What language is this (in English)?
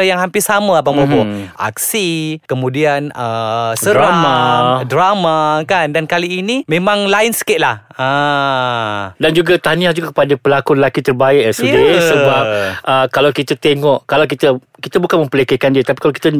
Malay